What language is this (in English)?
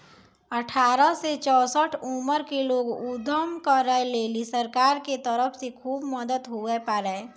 Maithili